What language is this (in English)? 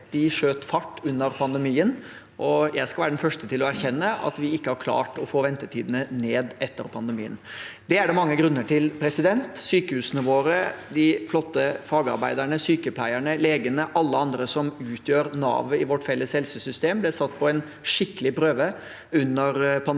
Norwegian